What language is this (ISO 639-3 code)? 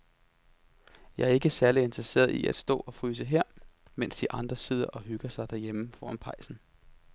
dan